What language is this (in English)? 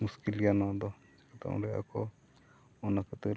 Santali